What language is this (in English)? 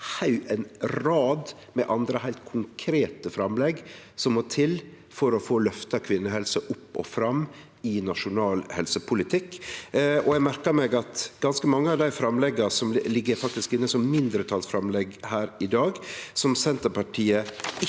Norwegian